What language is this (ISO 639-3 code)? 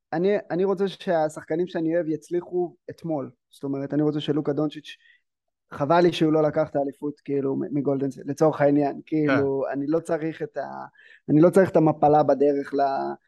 heb